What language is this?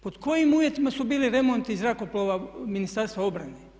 Croatian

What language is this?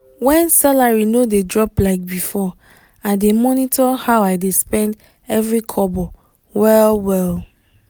Nigerian Pidgin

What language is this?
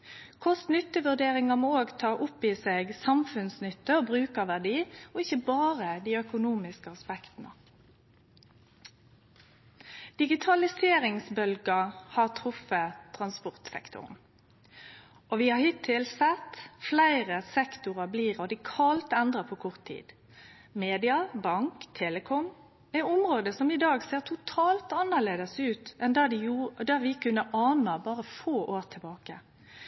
Norwegian Nynorsk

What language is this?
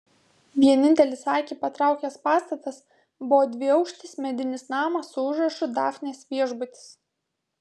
Lithuanian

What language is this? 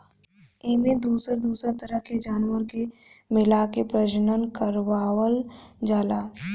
Bhojpuri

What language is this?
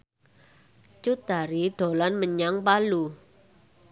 Javanese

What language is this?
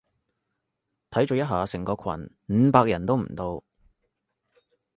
Cantonese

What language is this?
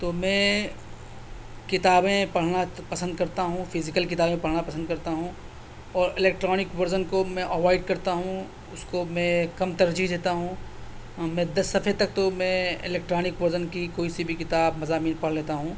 Urdu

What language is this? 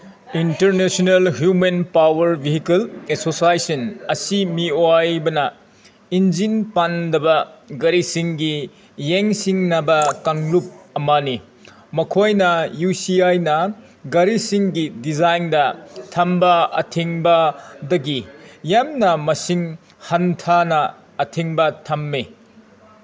Manipuri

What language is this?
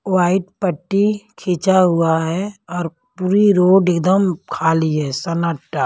Hindi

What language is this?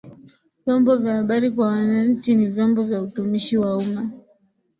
Swahili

